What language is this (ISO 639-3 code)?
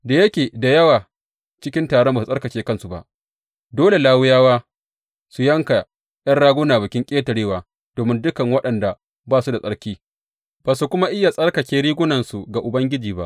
hau